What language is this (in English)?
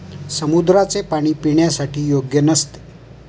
Marathi